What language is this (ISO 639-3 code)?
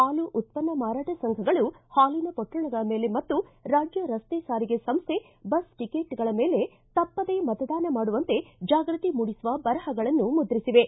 kan